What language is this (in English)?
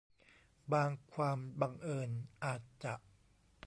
Thai